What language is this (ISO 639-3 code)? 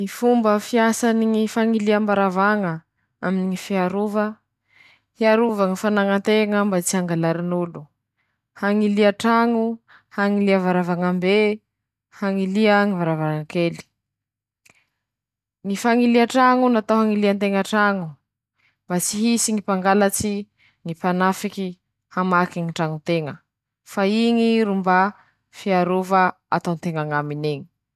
msh